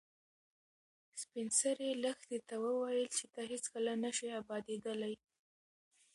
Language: Pashto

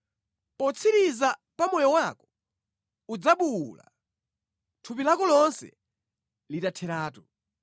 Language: Nyanja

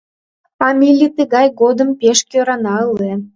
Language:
Mari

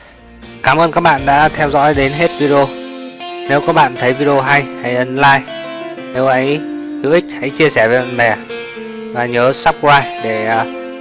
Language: Vietnamese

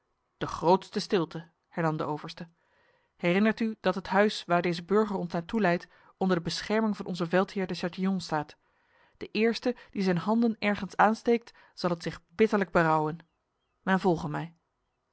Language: Dutch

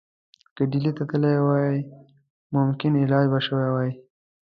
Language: Pashto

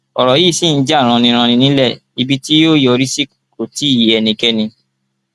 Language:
Yoruba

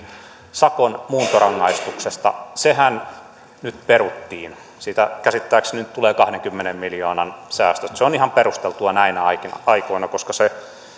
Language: Finnish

